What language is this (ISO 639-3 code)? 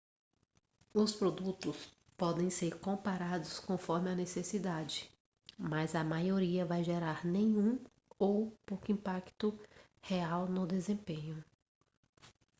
por